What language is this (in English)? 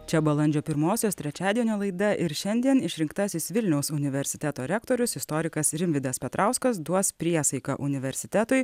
Lithuanian